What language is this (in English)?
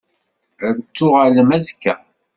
Kabyle